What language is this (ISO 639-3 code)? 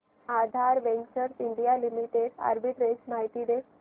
mar